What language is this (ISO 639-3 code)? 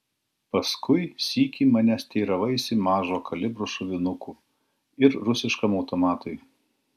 lit